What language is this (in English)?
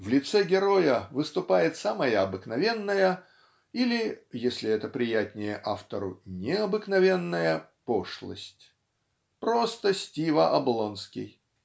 Russian